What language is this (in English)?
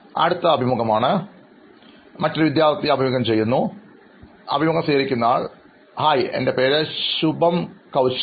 Malayalam